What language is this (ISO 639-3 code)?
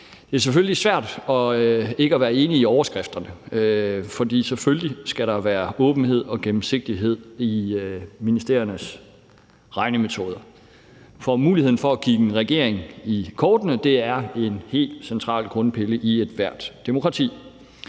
dan